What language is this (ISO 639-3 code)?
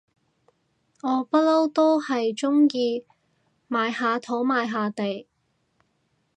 yue